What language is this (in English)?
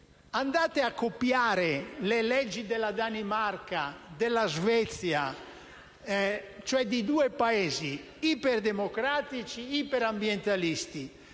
Italian